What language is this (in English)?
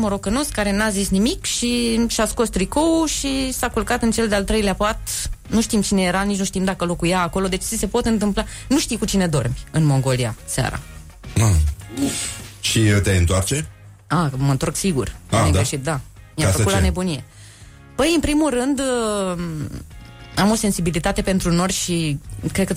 Romanian